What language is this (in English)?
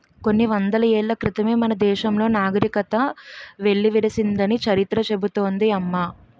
Telugu